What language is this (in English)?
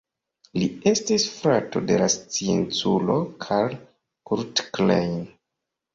Esperanto